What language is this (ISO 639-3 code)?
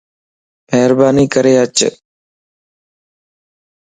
lss